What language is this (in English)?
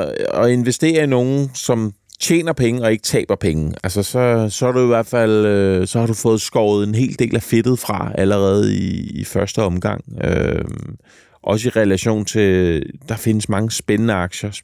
Danish